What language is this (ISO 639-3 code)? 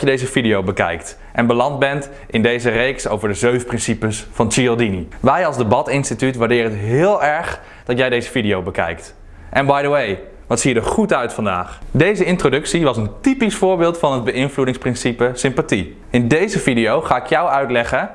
nld